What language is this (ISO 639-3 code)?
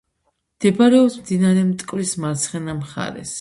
kat